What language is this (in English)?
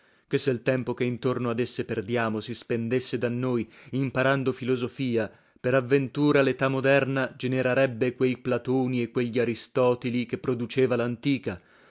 Italian